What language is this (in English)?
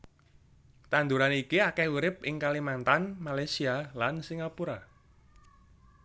Javanese